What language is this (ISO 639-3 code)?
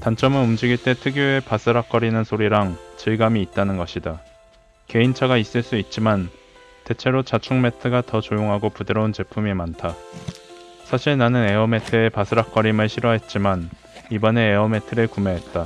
kor